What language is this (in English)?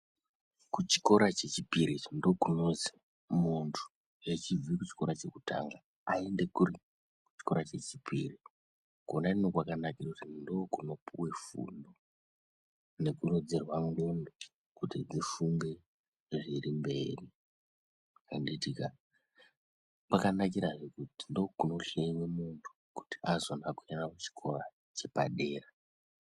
Ndau